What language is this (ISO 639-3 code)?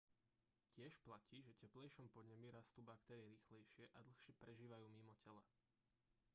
slk